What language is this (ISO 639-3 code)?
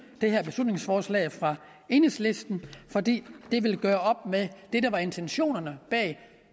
dan